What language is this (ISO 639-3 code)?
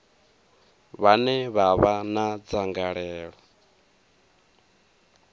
ven